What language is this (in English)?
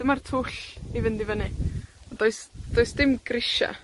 Welsh